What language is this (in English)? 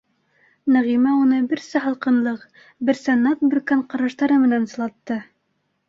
Bashkir